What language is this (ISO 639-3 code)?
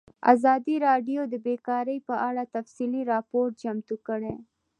pus